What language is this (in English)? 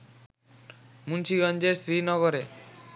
Bangla